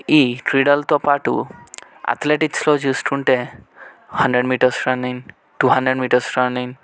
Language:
Telugu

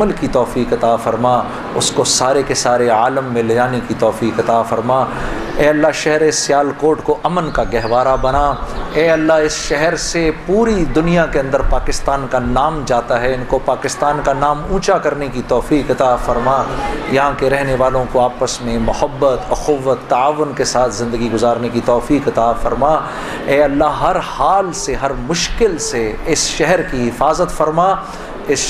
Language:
Urdu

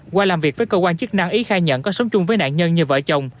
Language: Vietnamese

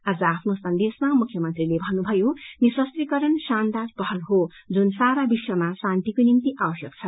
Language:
Nepali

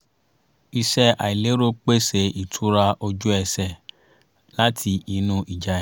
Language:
Yoruba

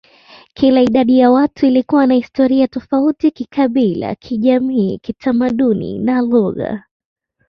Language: Swahili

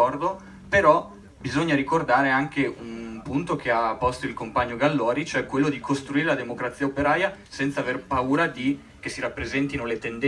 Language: Italian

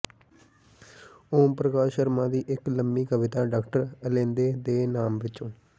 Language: Punjabi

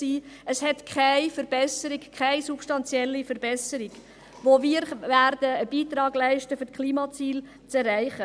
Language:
Swiss German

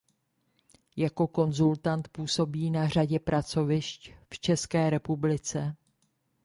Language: Czech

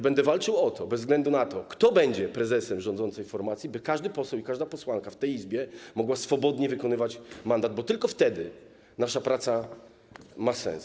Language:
Polish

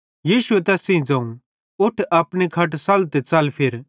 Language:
Bhadrawahi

